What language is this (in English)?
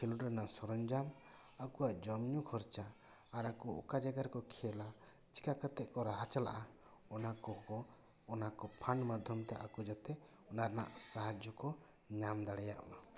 Santali